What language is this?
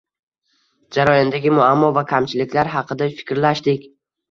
Uzbek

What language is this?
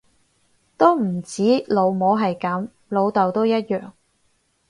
Cantonese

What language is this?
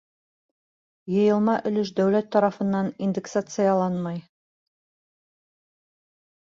Bashkir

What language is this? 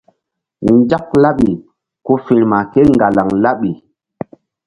Mbum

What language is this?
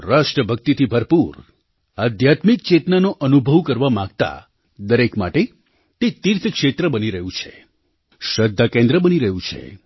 Gujarati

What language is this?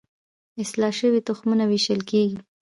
Pashto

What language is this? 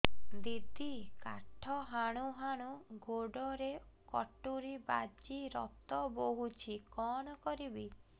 Odia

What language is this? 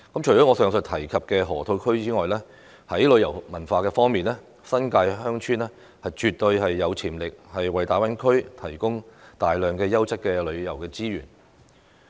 Cantonese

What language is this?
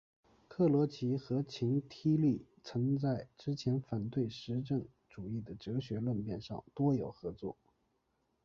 Chinese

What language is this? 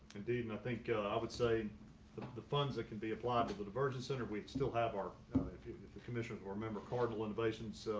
English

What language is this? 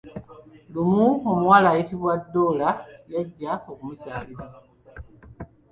Ganda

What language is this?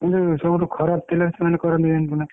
Odia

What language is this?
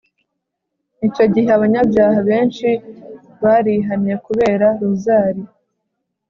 Kinyarwanda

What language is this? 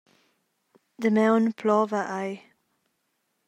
Romansh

